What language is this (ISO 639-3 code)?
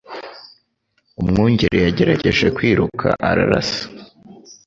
kin